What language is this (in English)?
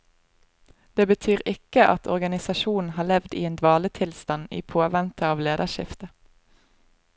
Norwegian